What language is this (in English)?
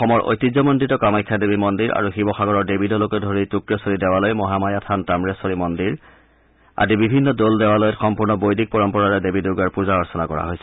Assamese